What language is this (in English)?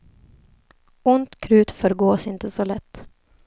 Swedish